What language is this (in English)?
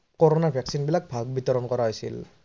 Assamese